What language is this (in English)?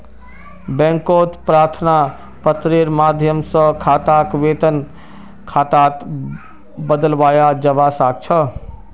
Magahi